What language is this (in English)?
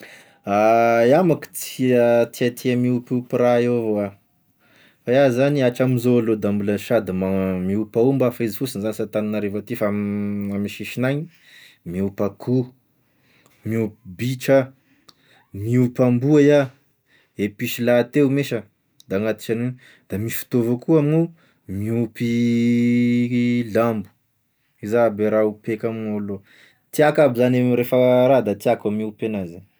Tesaka Malagasy